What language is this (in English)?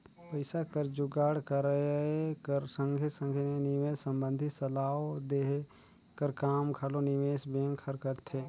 Chhattisgarhi